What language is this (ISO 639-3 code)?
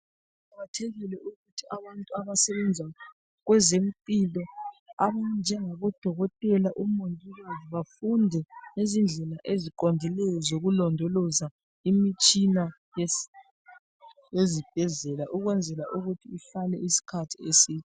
nde